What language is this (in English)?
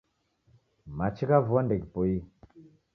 Taita